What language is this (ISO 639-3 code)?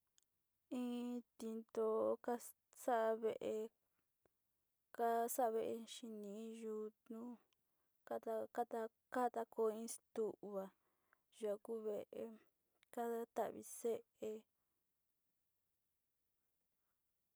xti